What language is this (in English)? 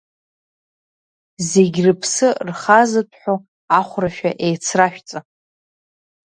Abkhazian